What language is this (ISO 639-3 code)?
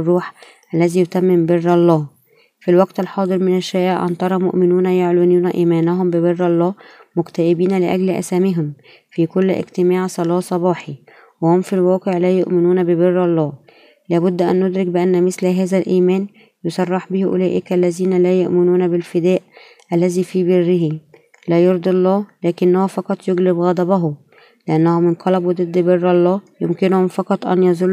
ara